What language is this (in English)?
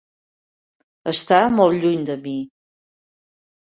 Catalan